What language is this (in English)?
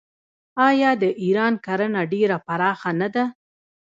Pashto